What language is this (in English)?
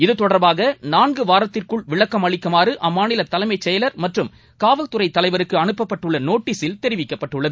Tamil